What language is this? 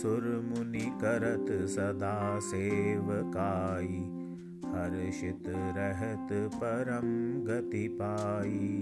Hindi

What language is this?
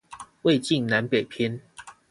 Chinese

